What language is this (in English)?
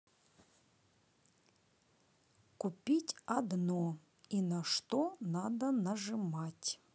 Russian